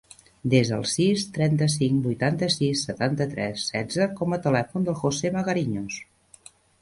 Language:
Catalan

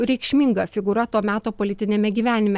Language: Lithuanian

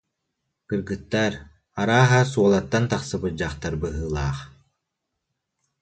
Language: Yakut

